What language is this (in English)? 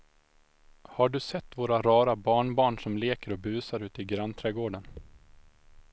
Swedish